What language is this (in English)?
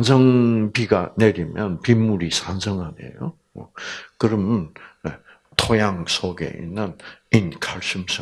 Korean